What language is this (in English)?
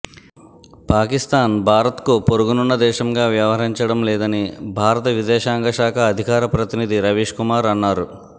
Telugu